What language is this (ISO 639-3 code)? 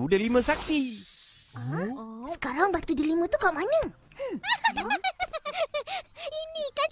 msa